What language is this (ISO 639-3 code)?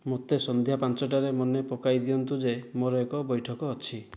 ori